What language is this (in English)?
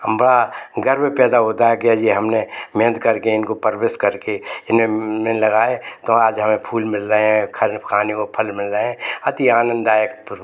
Hindi